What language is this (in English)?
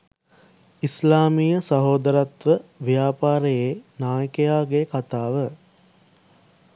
Sinhala